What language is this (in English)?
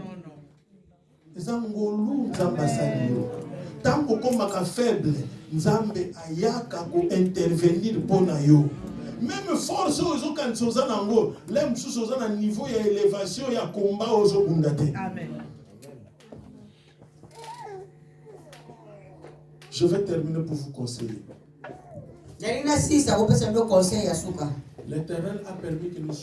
French